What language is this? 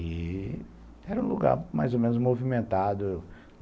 Portuguese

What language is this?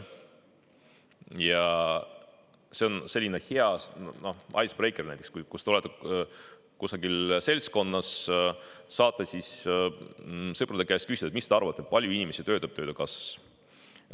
Estonian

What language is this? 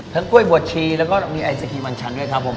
Thai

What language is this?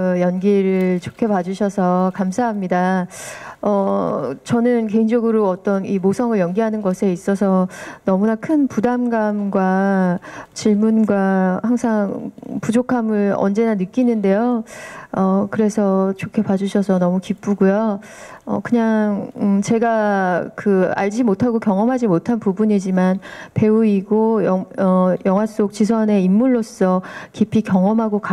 Korean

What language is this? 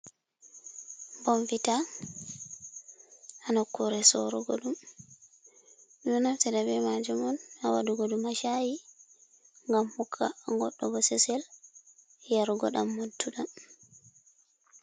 Fula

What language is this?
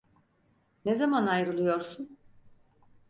Turkish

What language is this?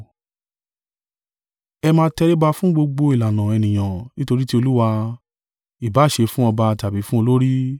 Yoruba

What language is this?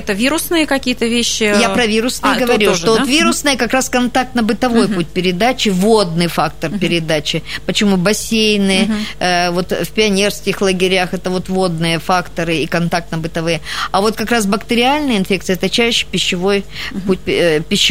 Russian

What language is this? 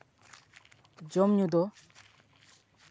Santali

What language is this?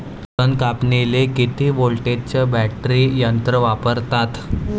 Marathi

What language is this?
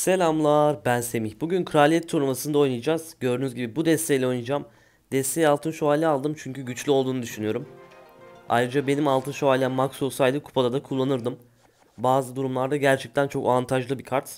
Turkish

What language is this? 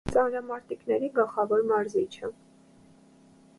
Armenian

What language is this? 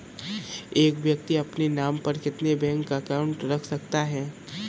Hindi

